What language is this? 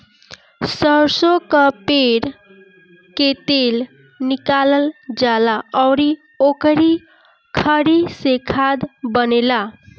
Bhojpuri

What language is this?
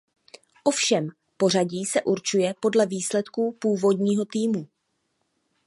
Czech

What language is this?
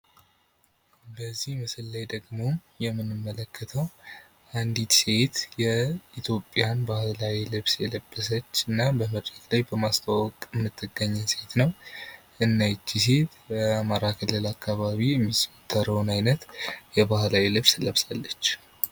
Amharic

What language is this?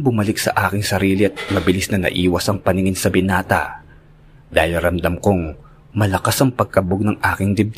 Filipino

